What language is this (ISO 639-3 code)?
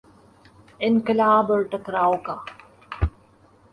urd